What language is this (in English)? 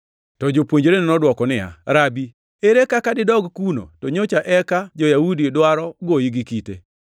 Luo (Kenya and Tanzania)